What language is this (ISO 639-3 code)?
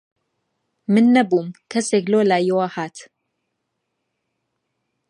ckb